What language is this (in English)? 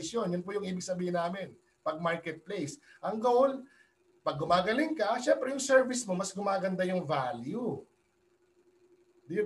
Filipino